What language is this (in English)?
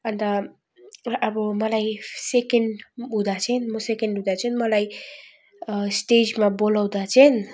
Nepali